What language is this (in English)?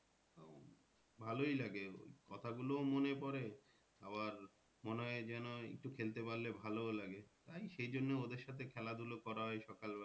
Bangla